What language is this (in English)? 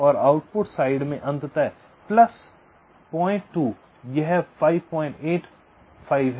Hindi